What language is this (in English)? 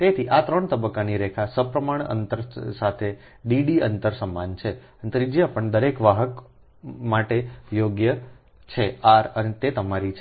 Gujarati